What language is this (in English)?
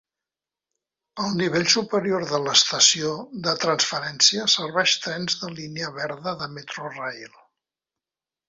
Catalan